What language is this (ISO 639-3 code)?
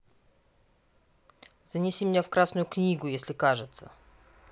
rus